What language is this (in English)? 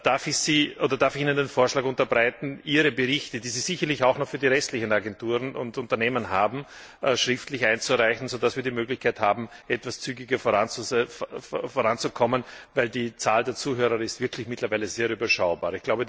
German